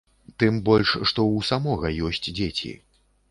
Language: Belarusian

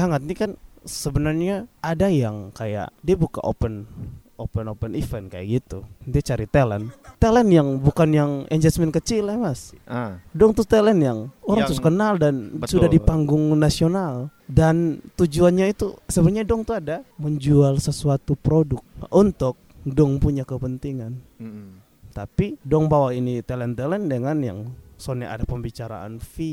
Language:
Indonesian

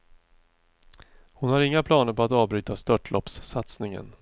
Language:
Swedish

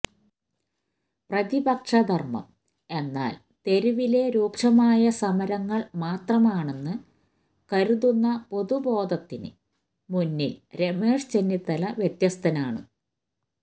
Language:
Malayalam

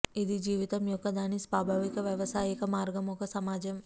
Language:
Telugu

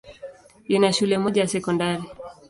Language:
Swahili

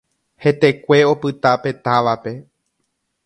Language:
Guarani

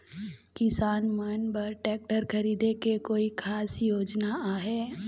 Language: Chhattisgarhi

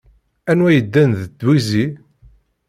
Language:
Kabyle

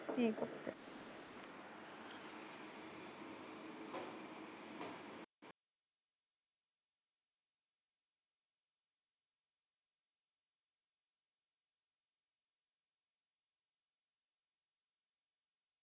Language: Punjabi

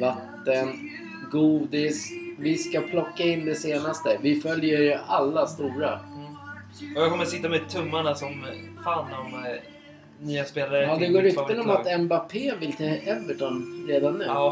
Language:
Swedish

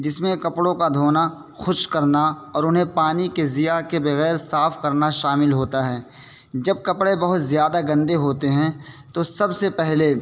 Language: Urdu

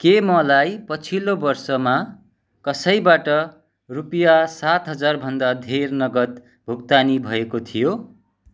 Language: Nepali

